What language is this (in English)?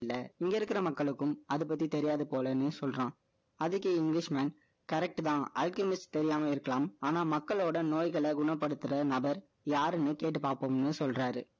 Tamil